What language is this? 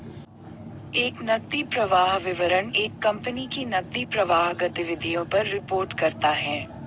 Hindi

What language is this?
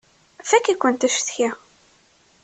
Kabyle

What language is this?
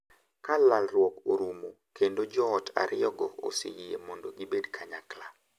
Luo (Kenya and Tanzania)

